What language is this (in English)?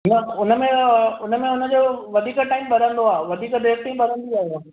Sindhi